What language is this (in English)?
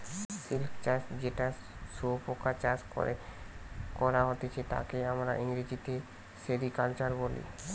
Bangla